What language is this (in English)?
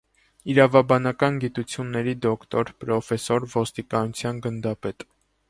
Armenian